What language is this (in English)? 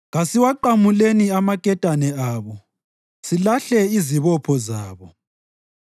North Ndebele